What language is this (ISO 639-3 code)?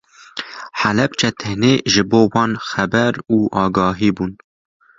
kur